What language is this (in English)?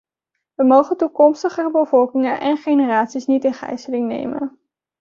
Dutch